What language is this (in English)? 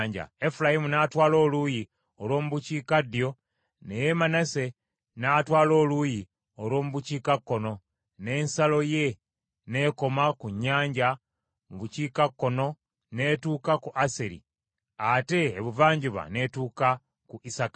Ganda